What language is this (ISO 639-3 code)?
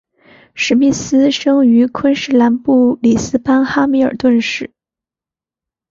zho